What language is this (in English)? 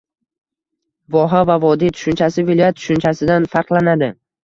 Uzbek